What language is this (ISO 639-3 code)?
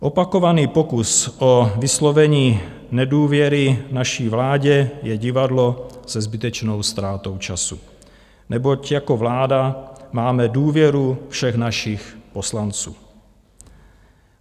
ces